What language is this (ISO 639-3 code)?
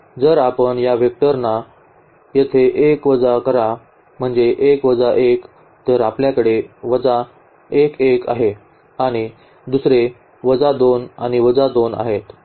mar